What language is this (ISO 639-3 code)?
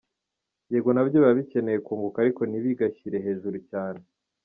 kin